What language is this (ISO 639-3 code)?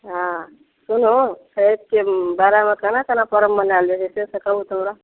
mai